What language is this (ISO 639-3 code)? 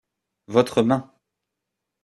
fra